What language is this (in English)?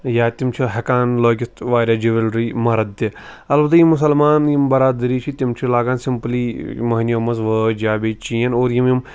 Kashmiri